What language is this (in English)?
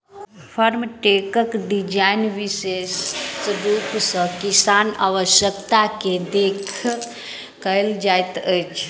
Maithili